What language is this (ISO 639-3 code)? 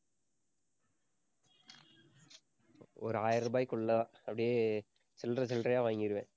tam